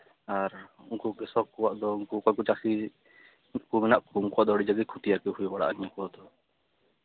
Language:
Santali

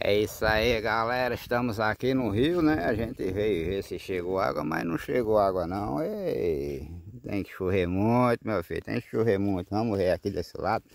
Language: Portuguese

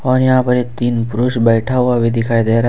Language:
Hindi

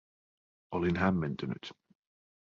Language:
Finnish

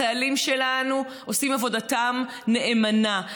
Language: Hebrew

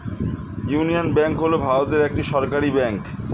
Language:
Bangla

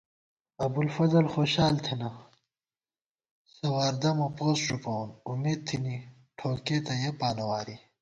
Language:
Gawar-Bati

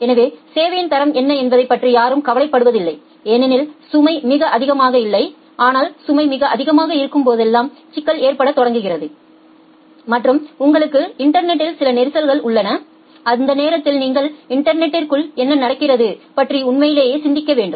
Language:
Tamil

